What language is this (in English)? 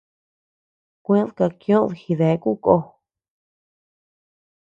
Tepeuxila Cuicatec